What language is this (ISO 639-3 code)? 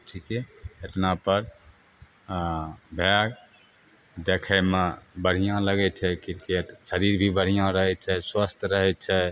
mai